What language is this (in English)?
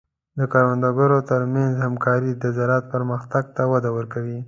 Pashto